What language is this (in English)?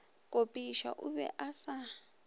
Northern Sotho